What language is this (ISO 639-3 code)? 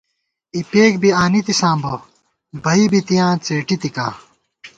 gwt